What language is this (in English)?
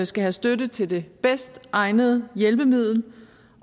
Danish